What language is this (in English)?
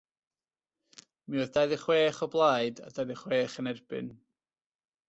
Welsh